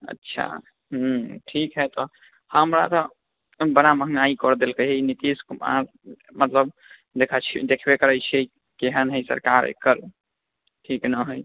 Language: Maithili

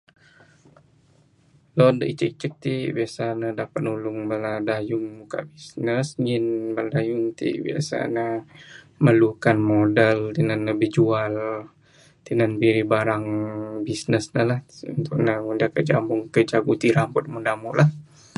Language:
Bukar-Sadung Bidayuh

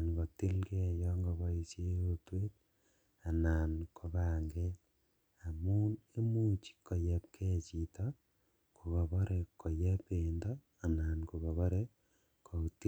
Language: Kalenjin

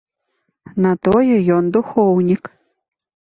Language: Belarusian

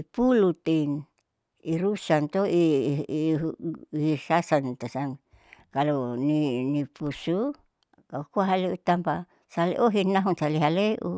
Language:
Saleman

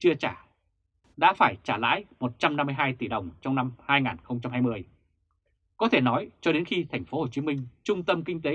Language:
Vietnamese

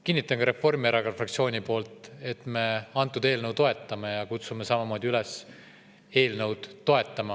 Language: Estonian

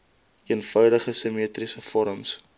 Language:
Afrikaans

